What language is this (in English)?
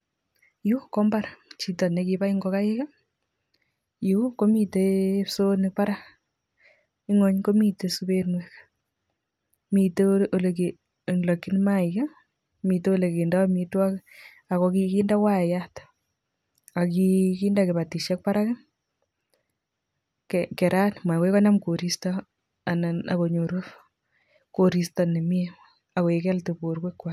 Kalenjin